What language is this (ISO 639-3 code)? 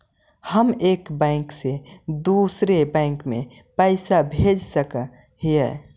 mag